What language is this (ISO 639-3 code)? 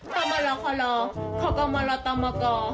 tha